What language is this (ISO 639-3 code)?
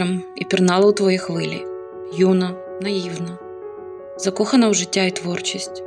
ukr